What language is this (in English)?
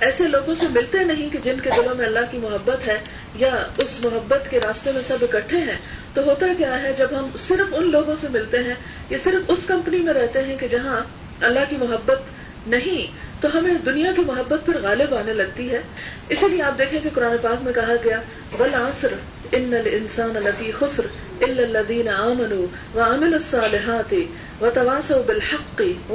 Urdu